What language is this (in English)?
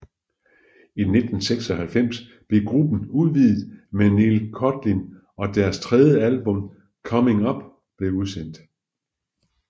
Danish